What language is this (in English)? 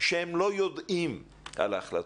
Hebrew